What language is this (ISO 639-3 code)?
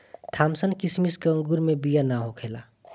bho